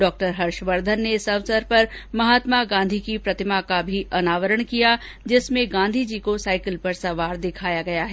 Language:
Hindi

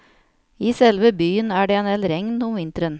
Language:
Norwegian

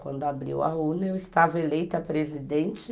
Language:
Portuguese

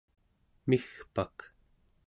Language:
Central Yupik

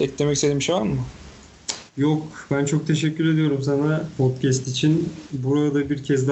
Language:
Turkish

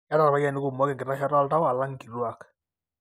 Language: Masai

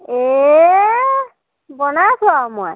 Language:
Assamese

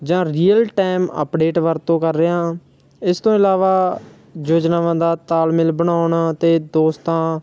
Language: Punjabi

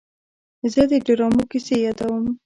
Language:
Pashto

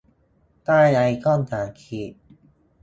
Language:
Thai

